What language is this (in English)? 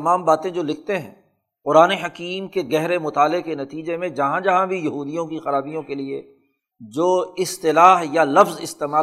Urdu